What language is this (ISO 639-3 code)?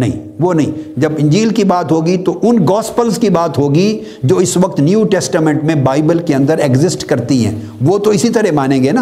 urd